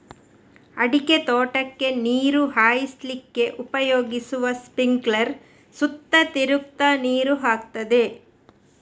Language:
Kannada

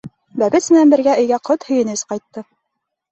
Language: Bashkir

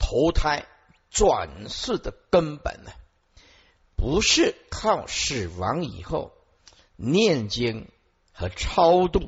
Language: Chinese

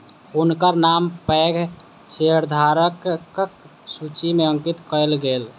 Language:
Maithili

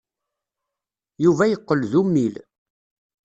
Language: Kabyle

